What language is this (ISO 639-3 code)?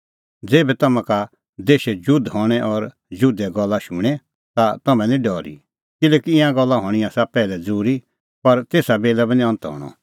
kfx